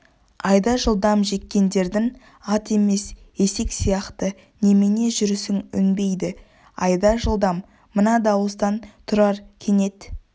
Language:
Kazakh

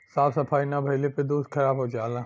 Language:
Bhojpuri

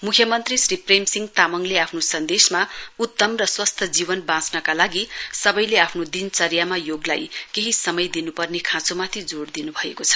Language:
Nepali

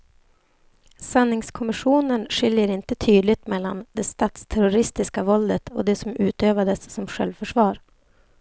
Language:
Swedish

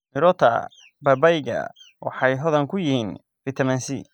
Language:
Somali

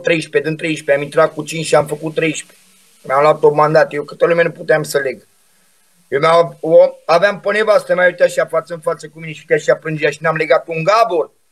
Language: Romanian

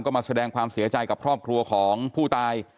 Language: Thai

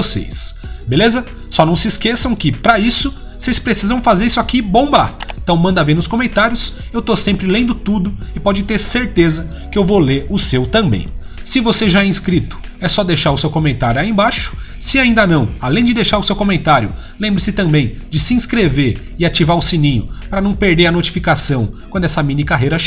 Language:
Portuguese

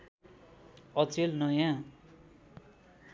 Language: Nepali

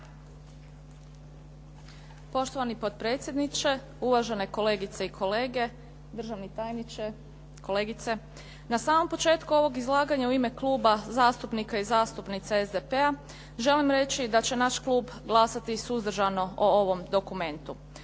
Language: Croatian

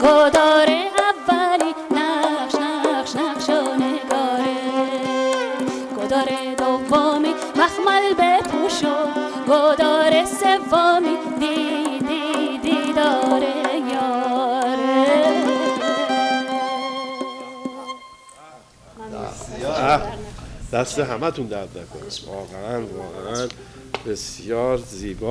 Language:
Persian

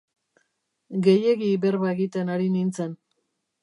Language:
Basque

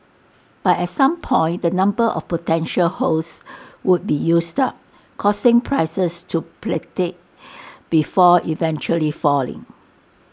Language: English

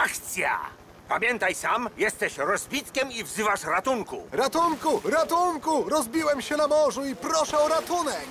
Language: Polish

